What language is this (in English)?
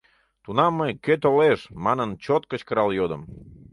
Mari